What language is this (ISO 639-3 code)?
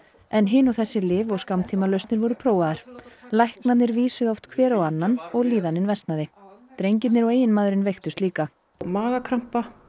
isl